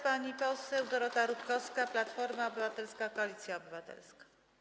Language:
Polish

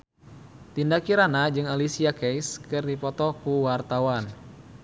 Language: Sundanese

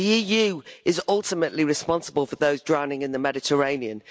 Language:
English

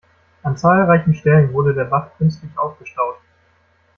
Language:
German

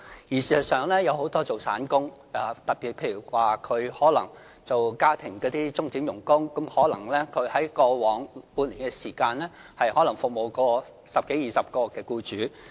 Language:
Cantonese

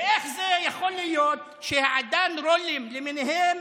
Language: Hebrew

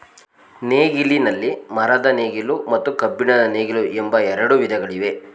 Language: Kannada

